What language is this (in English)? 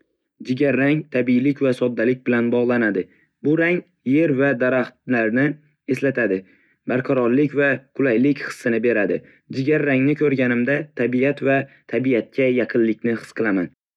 Uzbek